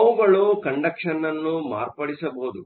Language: Kannada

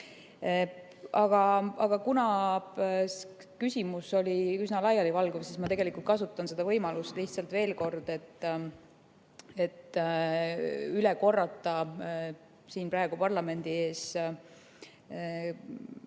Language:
Estonian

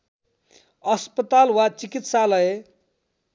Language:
Nepali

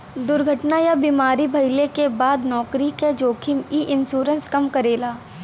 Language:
Bhojpuri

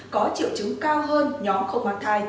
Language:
Vietnamese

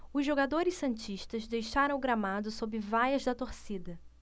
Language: Portuguese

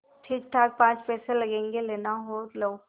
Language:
Hindi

